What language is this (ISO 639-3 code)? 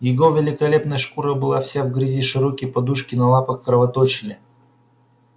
rus